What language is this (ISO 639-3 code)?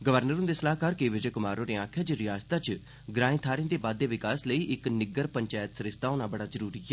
doi